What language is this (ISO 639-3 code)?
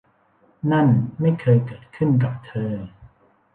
tha